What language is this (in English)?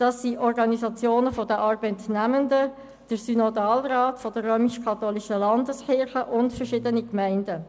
Swiss German